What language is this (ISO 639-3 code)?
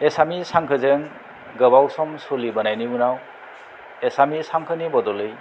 brx